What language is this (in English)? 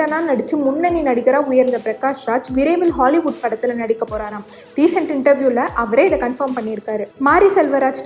Tamil